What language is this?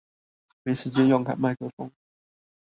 Chinese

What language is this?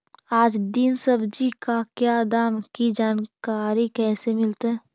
Magahi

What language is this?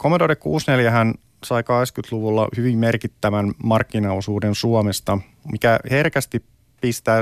Finnish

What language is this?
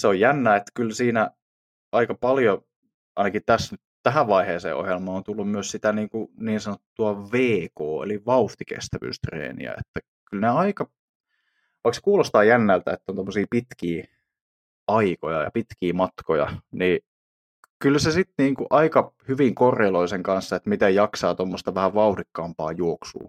Finnish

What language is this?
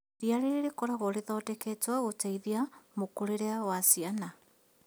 Kikuyu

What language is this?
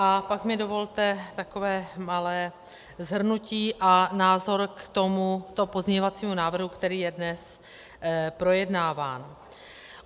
Czech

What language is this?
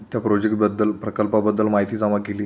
Marathi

